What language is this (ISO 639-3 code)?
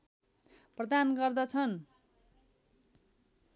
nep